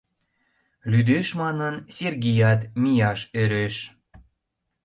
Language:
Mari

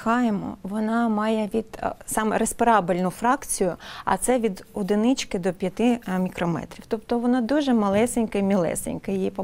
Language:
Ukrainian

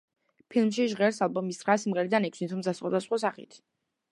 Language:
Georgian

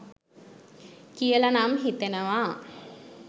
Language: Sinhala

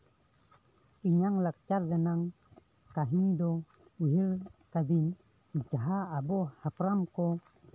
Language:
Santali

